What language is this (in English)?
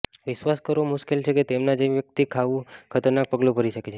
Gujarati